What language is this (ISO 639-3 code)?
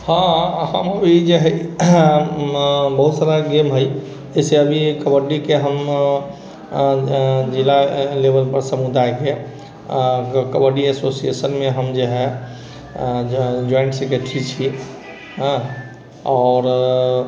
mai